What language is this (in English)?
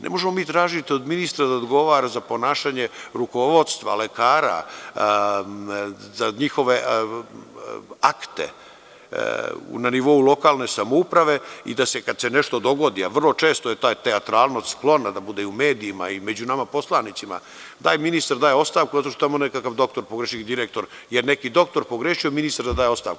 Serbian